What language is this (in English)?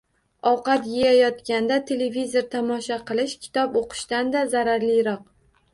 Uzbek